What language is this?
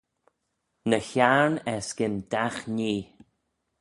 Manx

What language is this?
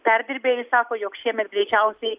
Lithuanian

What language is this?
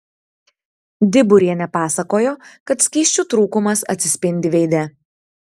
Lithuanian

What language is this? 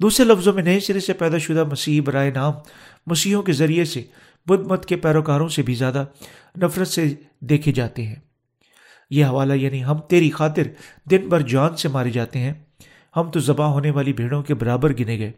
Urdu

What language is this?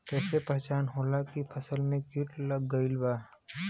Bhojpuri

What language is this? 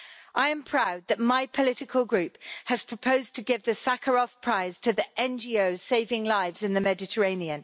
English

